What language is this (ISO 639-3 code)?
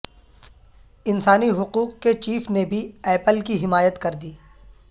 urd